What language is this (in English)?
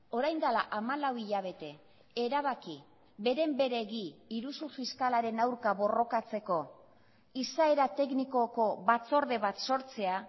Basque